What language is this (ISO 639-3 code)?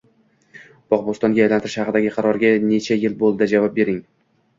uzb